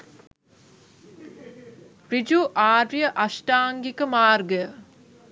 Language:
Sinhala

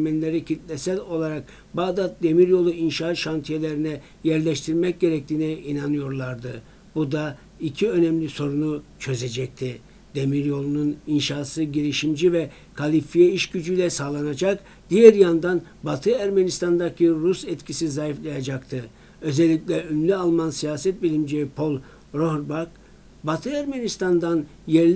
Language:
Turkish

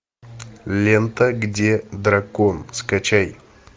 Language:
Russian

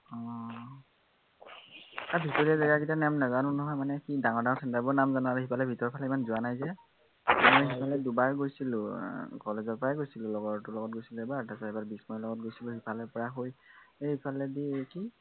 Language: Assamese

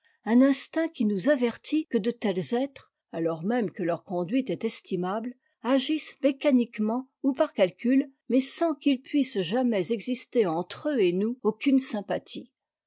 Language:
French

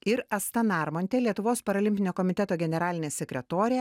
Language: Lithuanian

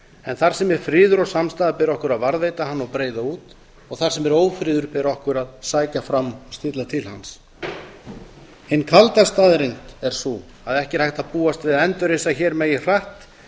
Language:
Icelandic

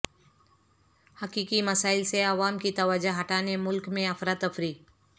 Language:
Urdu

